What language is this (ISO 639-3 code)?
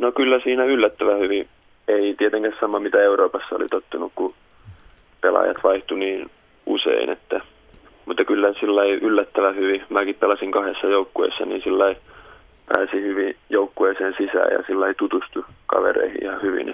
fin